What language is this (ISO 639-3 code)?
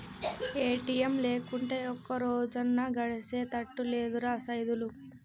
tel